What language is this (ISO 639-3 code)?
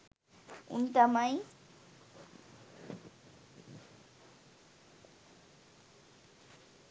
sin